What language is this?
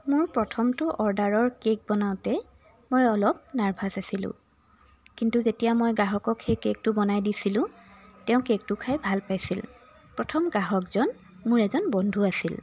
Assamese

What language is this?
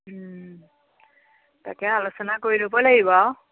Assamese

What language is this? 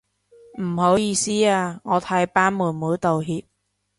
Cantonese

